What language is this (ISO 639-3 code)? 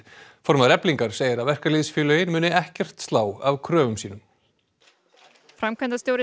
isl